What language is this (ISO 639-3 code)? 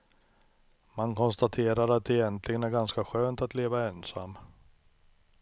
swe